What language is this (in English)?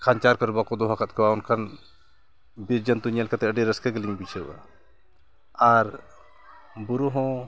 Santali